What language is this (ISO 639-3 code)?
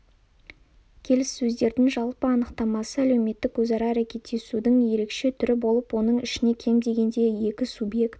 kaz